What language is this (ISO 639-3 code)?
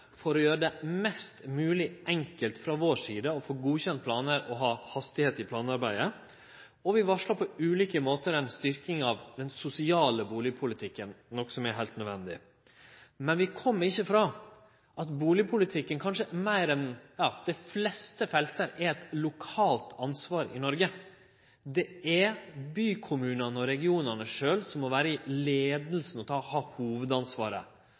nno